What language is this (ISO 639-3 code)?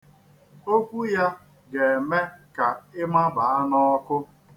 ibo